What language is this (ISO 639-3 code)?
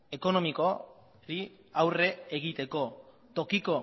eus